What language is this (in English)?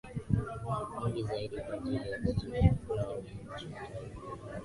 Swahili